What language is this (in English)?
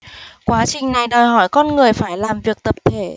Vietnamese